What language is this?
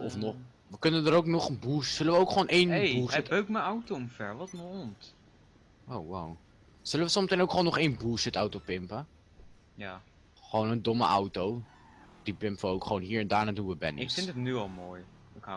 Dutch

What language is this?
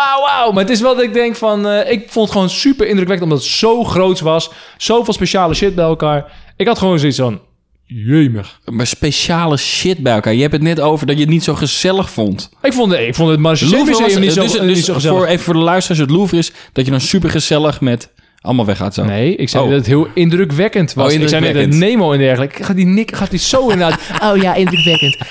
Dutch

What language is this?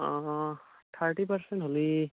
Assamese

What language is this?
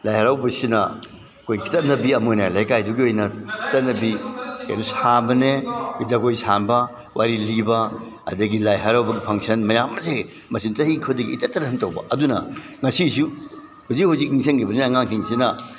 Manipuri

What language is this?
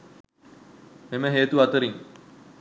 Sinhala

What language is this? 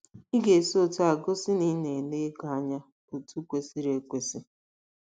Igbo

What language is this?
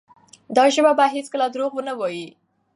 Pashto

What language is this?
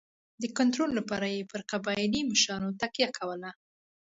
Pashto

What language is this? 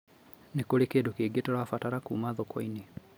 Kikuyu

